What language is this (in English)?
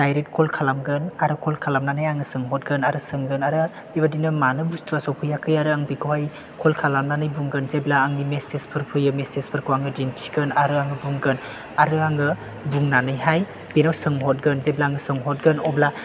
Bodo